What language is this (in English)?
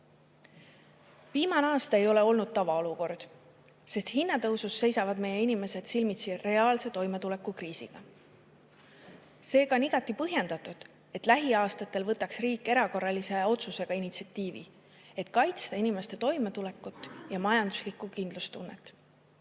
Estonian